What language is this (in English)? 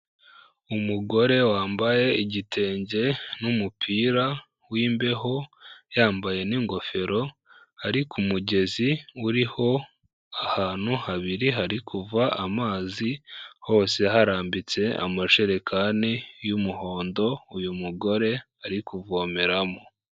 Kinyarwanda